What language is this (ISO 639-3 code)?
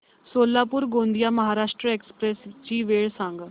mar